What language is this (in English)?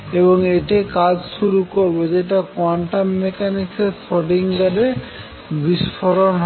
Bangla